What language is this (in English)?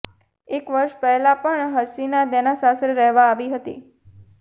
Gujarati